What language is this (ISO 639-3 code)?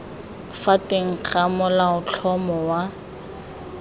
tsn